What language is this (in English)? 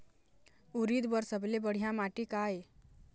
Chhattisgarhi